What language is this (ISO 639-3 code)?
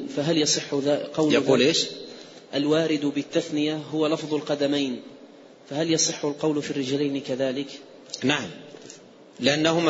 ara